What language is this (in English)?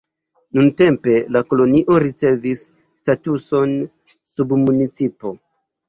Esperanto